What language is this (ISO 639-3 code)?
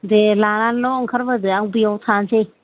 brx